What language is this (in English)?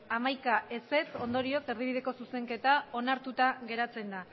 Basque